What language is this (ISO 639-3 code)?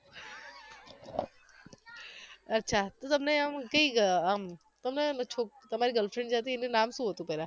guj